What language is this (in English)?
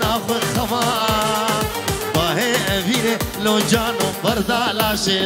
Arabic